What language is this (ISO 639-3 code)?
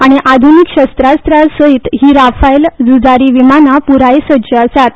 kok